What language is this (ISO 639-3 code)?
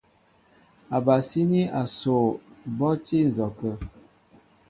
mbo